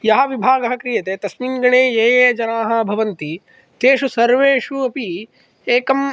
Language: Sanskrit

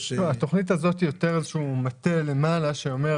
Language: Hebrew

